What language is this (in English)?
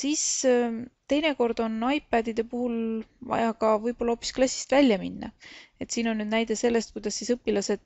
Finnish